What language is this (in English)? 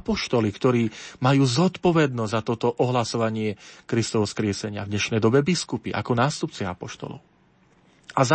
Slovak